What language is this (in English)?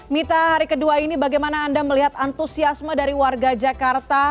Indonesian